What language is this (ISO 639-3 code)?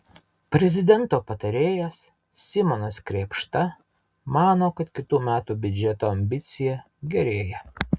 lit